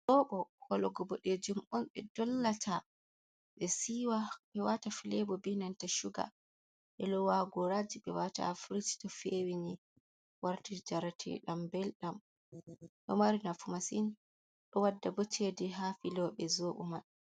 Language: Fula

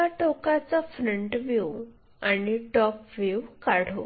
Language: Marathi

